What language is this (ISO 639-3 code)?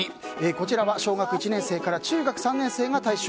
jpn